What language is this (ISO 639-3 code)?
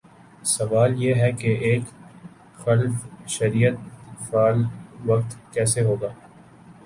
urd